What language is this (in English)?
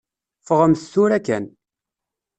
Kabyle